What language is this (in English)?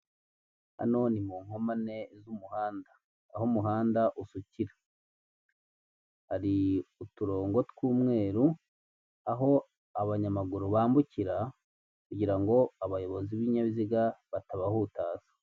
Kinyarwanda